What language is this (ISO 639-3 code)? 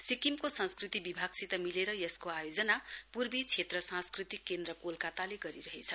nep